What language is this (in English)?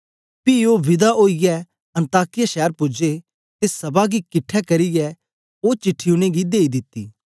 Dogri